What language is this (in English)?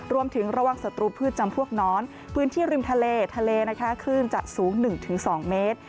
Thai